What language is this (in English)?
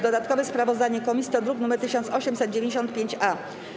Polish